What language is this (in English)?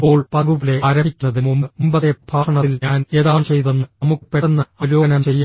Malayalam